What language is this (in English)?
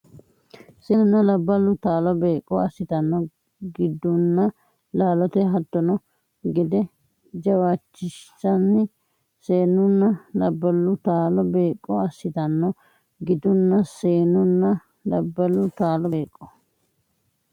Sidamo